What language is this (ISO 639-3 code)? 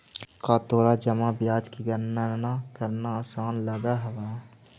mag